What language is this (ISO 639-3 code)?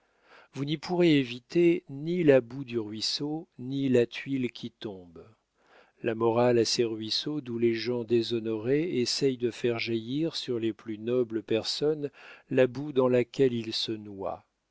fra